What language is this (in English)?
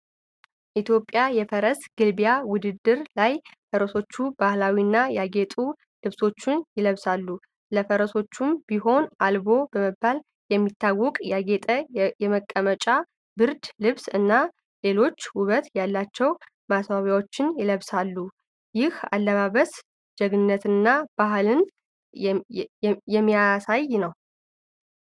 Amharic